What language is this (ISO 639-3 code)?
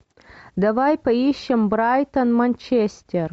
rus